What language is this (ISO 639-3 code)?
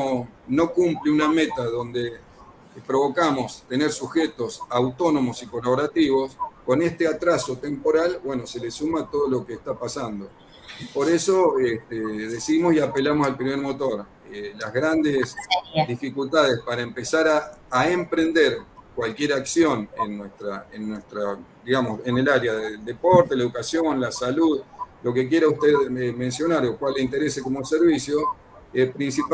spa